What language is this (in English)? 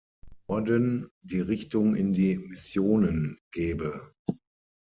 German